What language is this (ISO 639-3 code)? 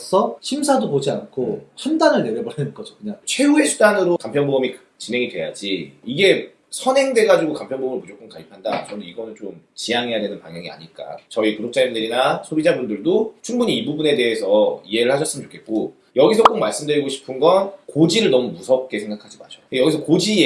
kor